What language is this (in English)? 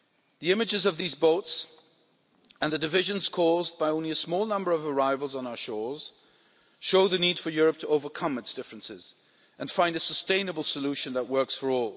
English